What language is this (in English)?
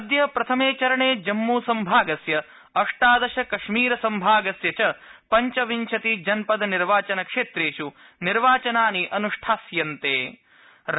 Sanskrit